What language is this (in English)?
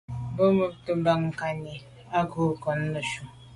Medumba